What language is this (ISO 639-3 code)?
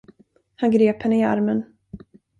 swe